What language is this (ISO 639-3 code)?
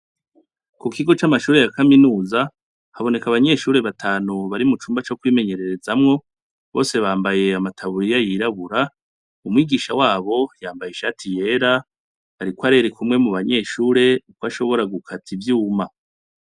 run